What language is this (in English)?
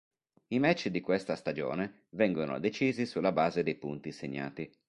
Italian